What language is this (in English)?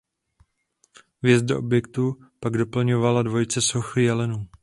Czech